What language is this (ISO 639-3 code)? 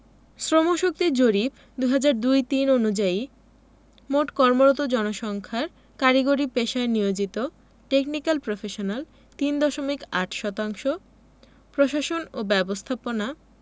ben